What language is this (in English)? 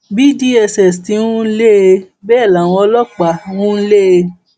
Yoruba